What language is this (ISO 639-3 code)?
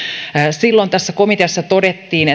fin